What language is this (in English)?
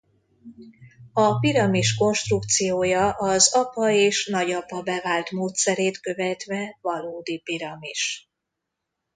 Hungarian